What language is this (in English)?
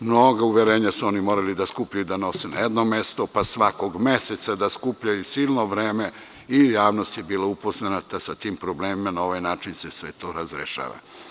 Serbian